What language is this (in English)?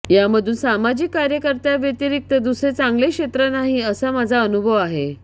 Marathi